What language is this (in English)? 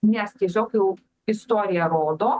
Lithuanian